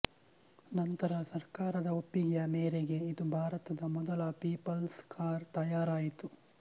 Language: Kannada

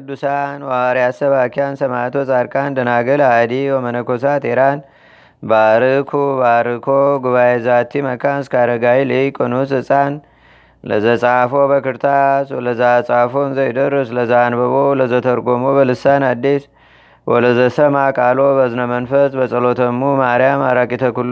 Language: Amharic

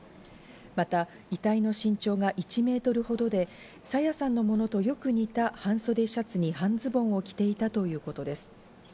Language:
Japanese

